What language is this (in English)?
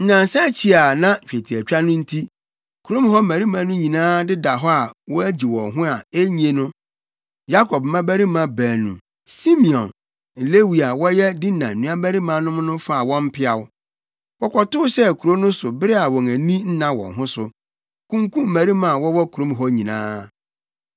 Akan